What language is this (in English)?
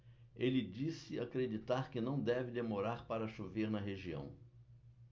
Portuguese